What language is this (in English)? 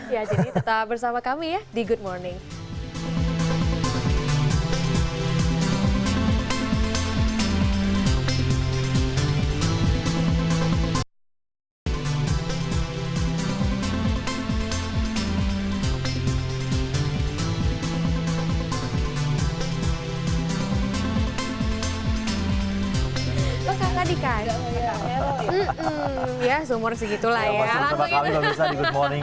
Indonesian